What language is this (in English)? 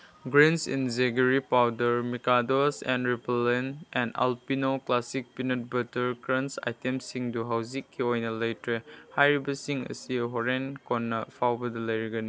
Manipuri